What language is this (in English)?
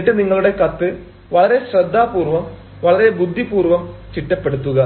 Malayalam